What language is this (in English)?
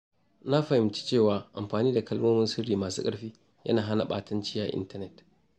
Hausa